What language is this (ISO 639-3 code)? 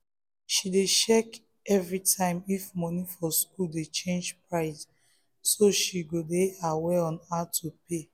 pcm